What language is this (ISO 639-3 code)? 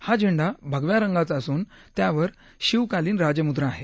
mar